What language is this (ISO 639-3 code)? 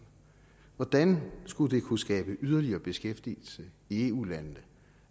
dan